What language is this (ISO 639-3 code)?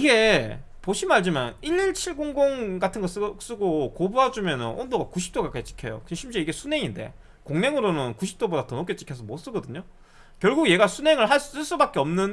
kor